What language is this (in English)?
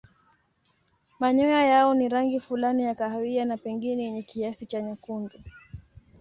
Swahili